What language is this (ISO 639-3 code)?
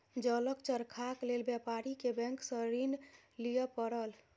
mai